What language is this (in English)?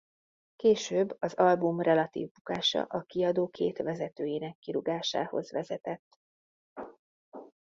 Hungarian